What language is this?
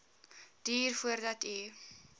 Afrikaans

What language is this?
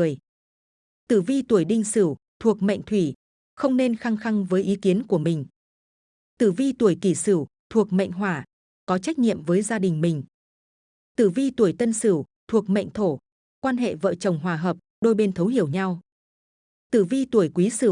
Vietnamese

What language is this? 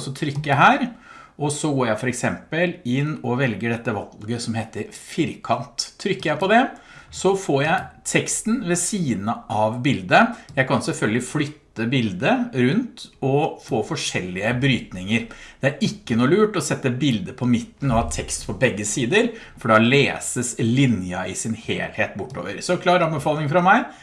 Norwegian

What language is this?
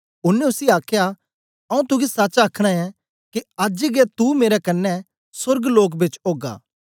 Dogri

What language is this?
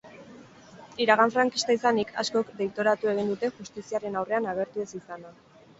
Basque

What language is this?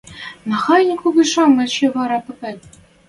Western Mari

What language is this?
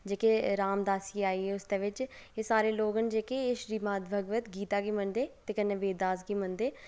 Dogri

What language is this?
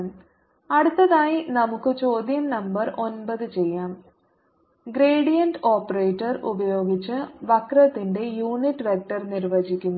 Malayalam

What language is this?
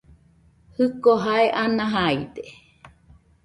Nüpode Huitoto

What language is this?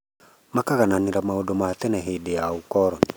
Kikuyu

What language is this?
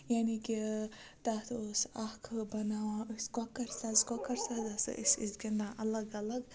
Kashmiri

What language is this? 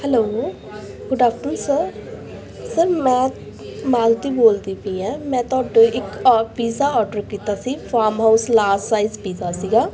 Punjabi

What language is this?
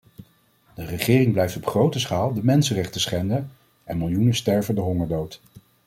Dutch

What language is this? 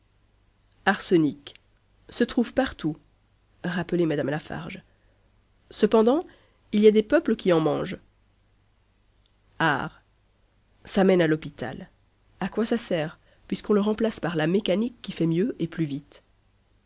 French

